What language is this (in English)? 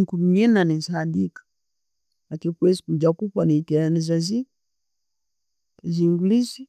Tooro